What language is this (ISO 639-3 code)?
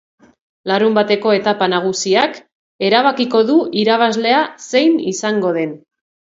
eus